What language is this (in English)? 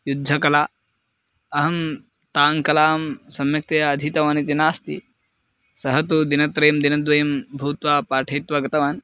Sanskrit